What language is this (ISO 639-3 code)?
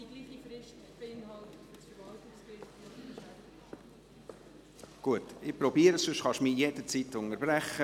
gsw